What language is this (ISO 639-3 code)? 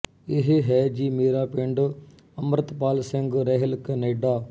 pan